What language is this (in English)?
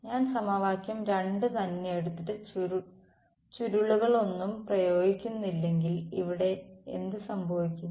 Malayalam